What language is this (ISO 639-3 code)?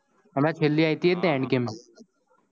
guj